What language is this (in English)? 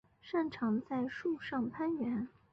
Chinese